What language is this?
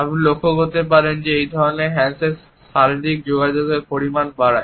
Bangla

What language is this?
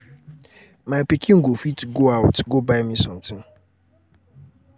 Nigerian Pidgin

